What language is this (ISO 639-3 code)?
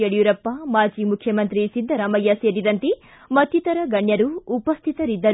kan